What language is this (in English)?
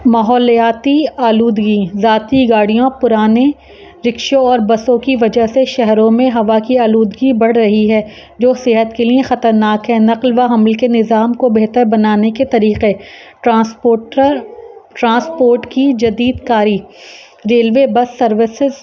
Urdu